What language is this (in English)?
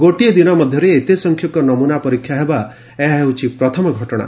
Odia